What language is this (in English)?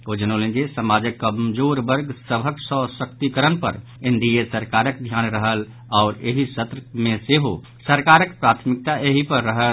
Maithili